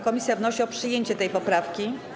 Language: Polish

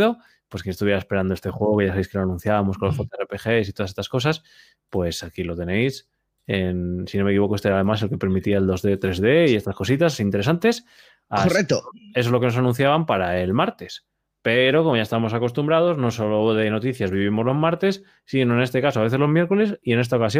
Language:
Spanish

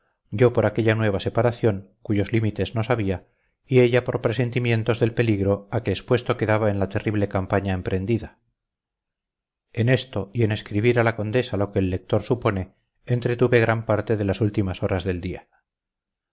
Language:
Spanish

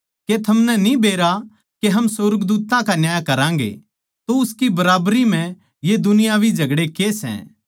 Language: Haryanvi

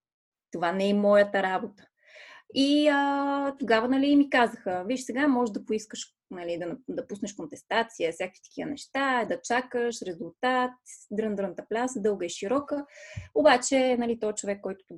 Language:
Bulgarian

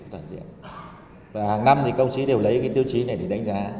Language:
Vietnamese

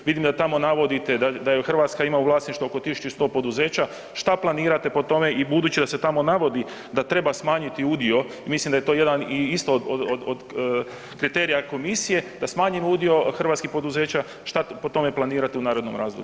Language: Croatian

